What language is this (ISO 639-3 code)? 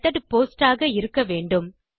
tam